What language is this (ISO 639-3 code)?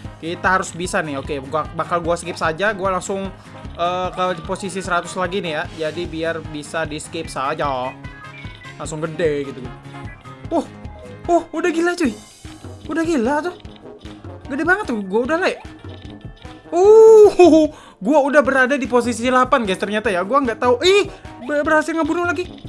ind